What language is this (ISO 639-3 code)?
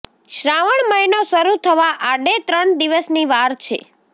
guj